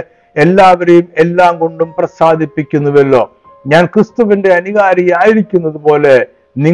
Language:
Malayalam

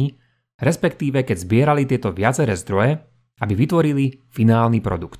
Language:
Slovak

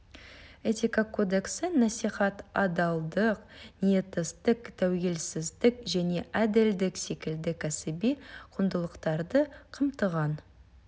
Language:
Kazakh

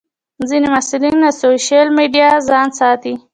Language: Pashto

